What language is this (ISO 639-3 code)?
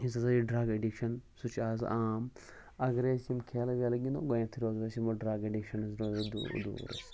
kas